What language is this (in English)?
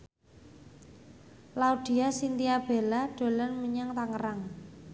Javanese